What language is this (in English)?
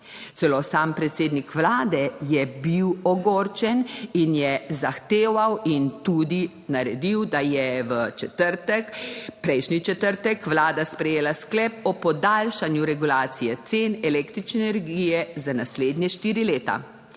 Slovenian